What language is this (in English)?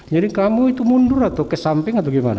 Indonesian